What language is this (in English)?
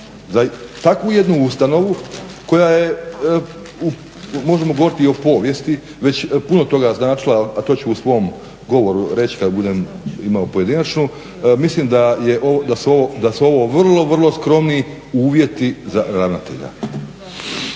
Croatian